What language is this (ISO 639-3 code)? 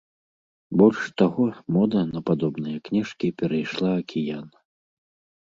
bel